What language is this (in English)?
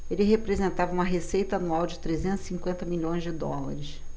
Portuguese